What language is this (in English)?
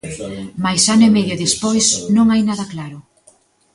Galician